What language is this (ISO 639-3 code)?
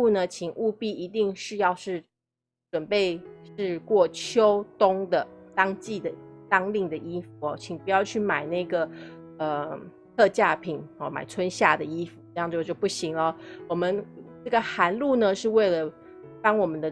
zho